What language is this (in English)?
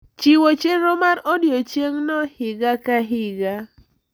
Luo (Kenya and Tanzania)